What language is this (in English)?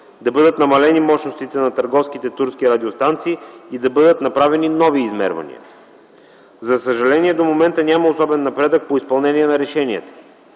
Bulgarian